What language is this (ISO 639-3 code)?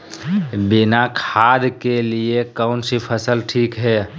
mag